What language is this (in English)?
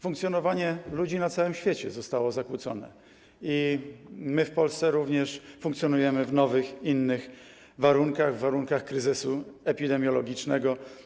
Polish